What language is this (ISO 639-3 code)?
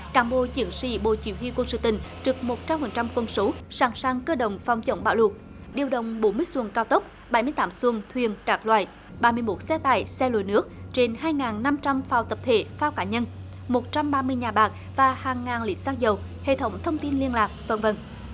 vie